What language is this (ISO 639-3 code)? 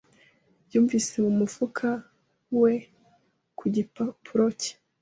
kin